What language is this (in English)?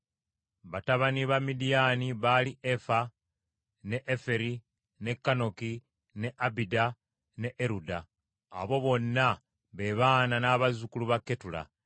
Ganda